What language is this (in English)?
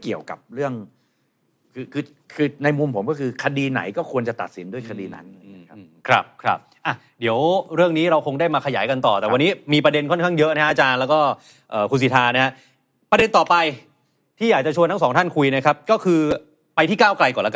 Thai